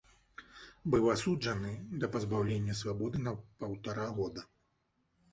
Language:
Belarusian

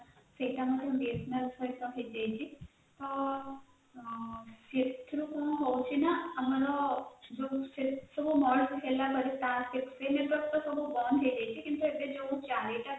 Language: Odia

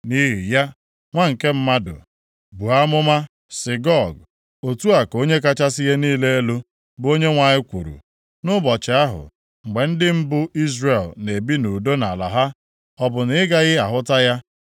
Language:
Igbo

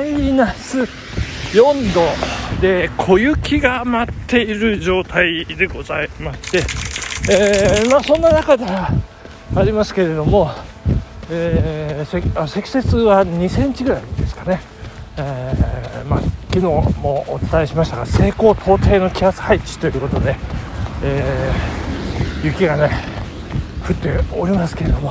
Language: Japanese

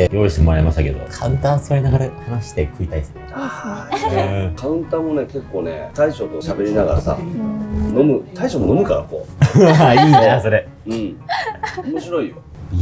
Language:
Japanese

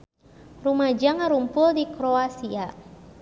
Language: Sundanese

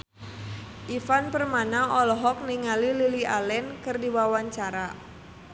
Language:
Sundanese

